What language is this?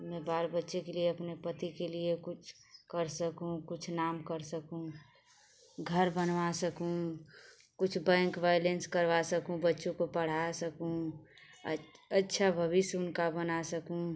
Hindi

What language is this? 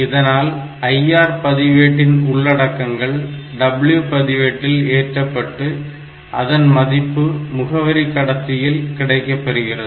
Tamil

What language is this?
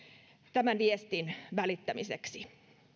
Finnish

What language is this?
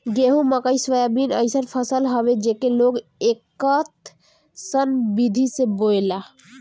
Bhojpuri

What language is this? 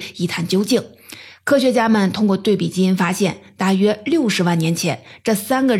Chinese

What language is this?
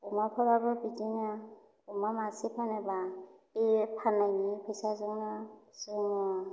Bodo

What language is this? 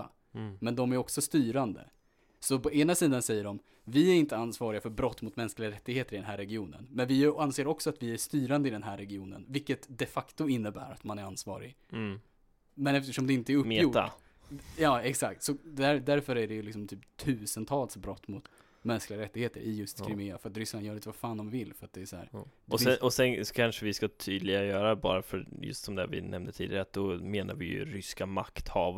Swedish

